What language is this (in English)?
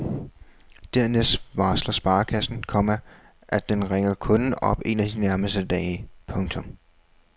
Danish